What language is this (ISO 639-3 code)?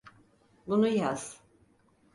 tur